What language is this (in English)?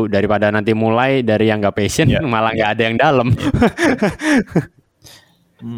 Indonesian